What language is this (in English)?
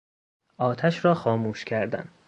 Persian